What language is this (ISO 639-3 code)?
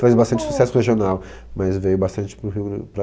por